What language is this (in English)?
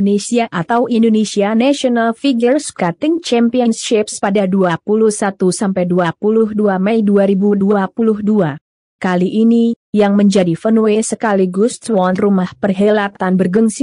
Indonesian